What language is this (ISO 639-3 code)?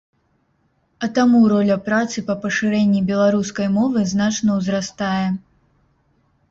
bel